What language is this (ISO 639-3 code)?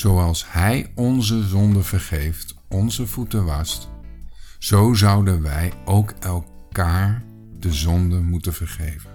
nld